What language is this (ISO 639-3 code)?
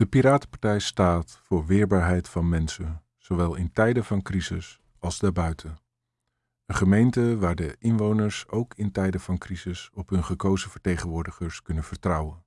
nld